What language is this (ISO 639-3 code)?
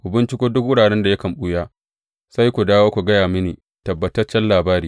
hau